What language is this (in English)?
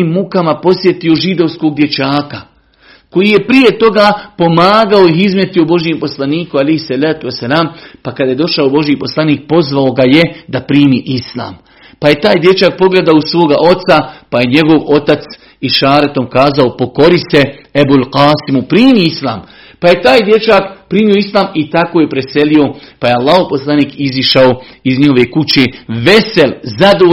Croatian